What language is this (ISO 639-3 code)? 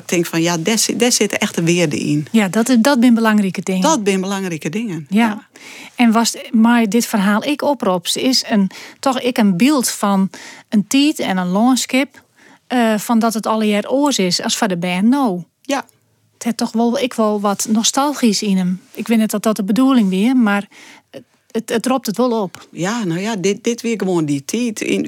nld